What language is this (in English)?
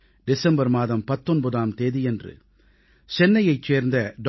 Tamil